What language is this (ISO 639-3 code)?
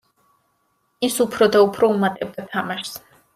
kat